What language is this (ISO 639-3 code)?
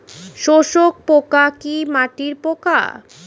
ben